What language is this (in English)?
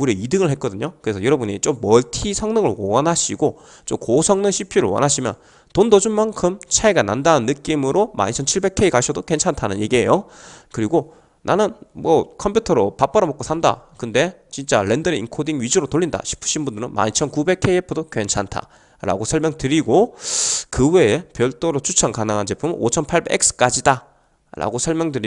Korean